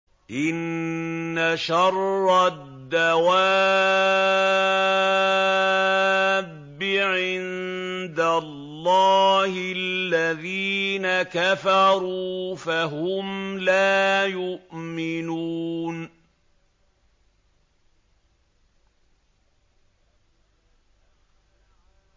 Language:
Arabic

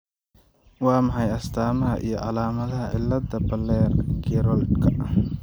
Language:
Somali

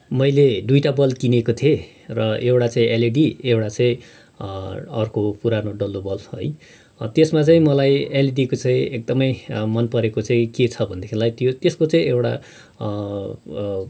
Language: Nepali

